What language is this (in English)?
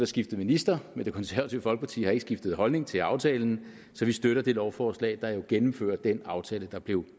Danish